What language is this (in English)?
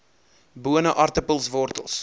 Afrikaans